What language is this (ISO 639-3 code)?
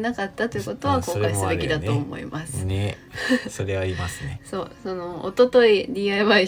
jpn